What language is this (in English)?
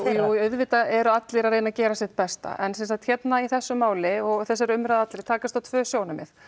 Icelandic